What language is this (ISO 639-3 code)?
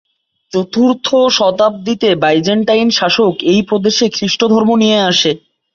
ben